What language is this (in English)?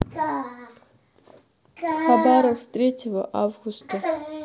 Russian